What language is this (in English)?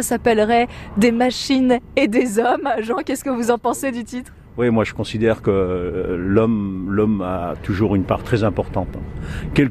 French